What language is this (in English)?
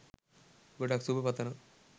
Sinhala